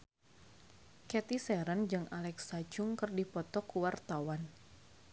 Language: Sundanese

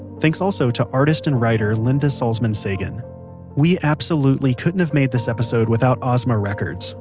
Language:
English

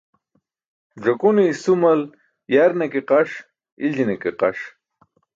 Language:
Burushaski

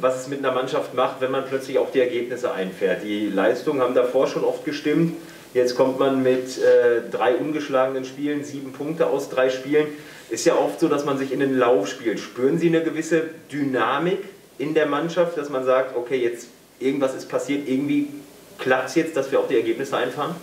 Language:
German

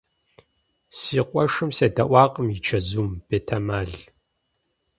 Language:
Kabardian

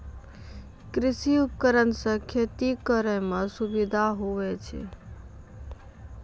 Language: Maithili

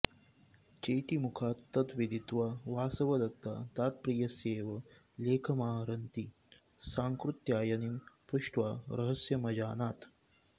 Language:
Sanskrit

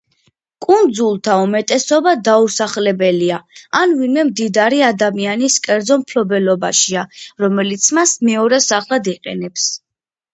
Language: Georgian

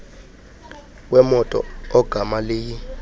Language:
Xhosa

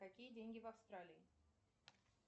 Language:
Russian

